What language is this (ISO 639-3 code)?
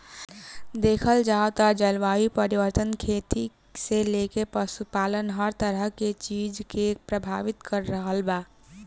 bho